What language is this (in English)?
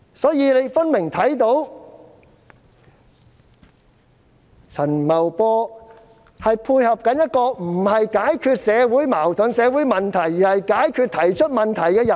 Cantonese